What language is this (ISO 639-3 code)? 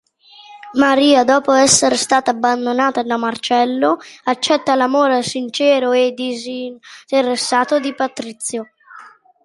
ita